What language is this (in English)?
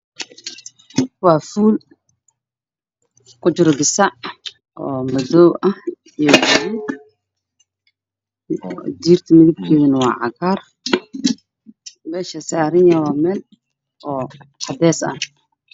Somali